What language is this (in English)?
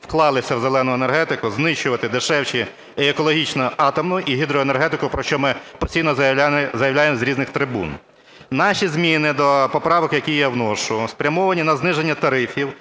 Ukrainian